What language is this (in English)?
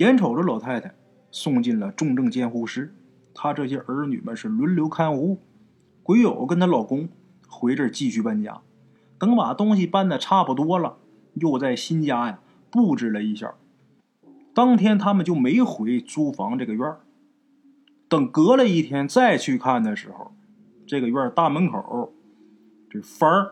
Chinese